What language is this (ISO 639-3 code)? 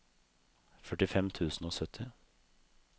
nor